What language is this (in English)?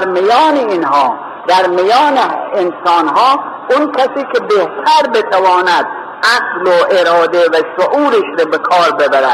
Persian